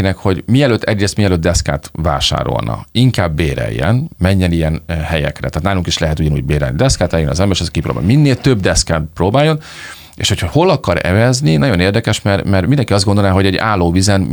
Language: Hungarian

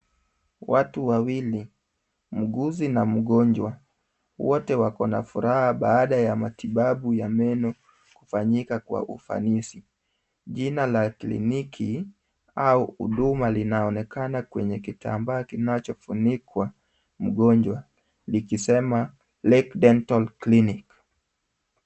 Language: Swahili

